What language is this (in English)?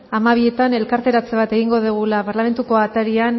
Basque